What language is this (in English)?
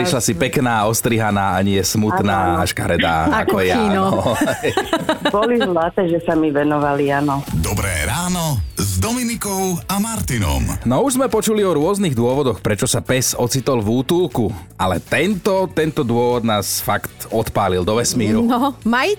Slovak